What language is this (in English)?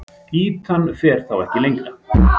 Icelandic